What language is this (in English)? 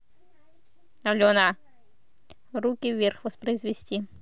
Russian